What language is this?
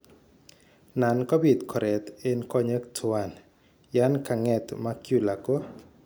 Kalenjin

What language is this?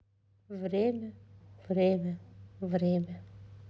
Russian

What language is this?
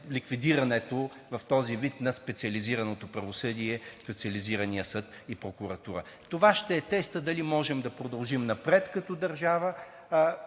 Bulgarian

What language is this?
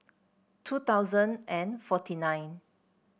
English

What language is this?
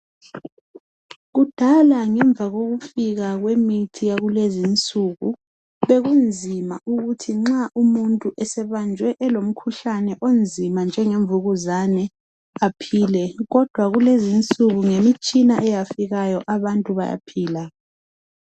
North Ndebele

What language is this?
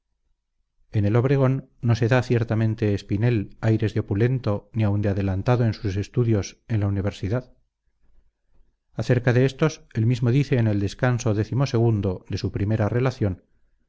Spanish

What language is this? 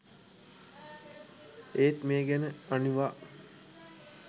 Sinhala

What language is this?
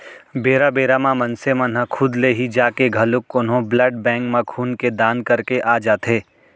Chhattisgarhi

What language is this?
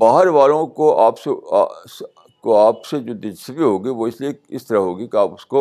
Urdu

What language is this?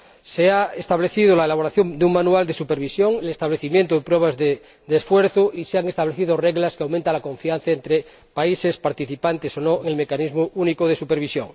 Spanish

